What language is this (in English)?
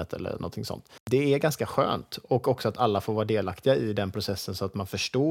Swedish